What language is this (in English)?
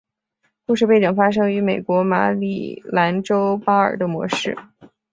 Chinese